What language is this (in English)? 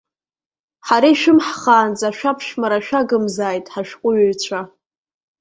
Abkhazian